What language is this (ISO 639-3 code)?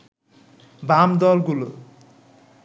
ben